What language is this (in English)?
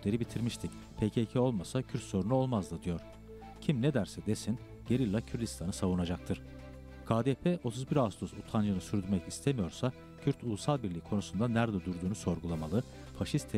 Turkish